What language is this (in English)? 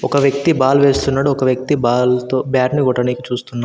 Telugu